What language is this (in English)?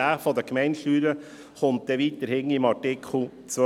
Swiss German